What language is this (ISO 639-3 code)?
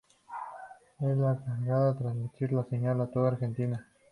spa